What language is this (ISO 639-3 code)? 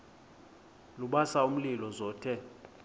xho